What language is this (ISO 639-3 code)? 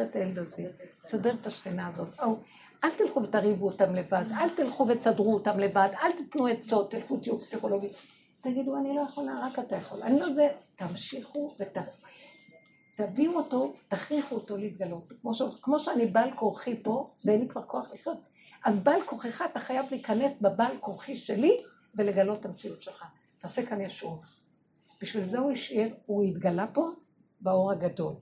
heb